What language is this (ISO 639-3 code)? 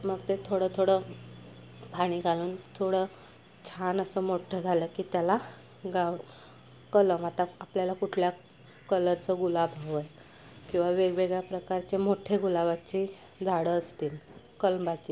mar